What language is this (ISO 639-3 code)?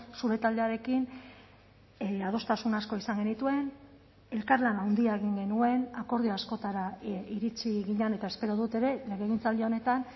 eus